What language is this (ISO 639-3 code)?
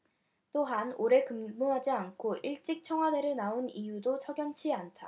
kor